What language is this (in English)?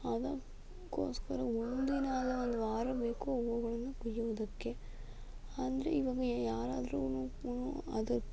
Kannada